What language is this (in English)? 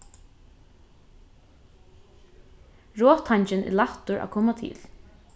Faroese